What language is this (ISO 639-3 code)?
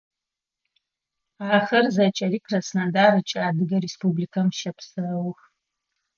ady